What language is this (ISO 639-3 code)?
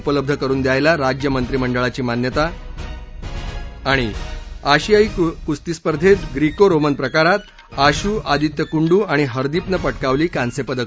mar